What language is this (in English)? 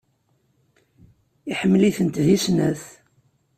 Kabyle